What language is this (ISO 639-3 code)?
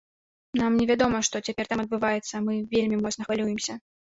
bel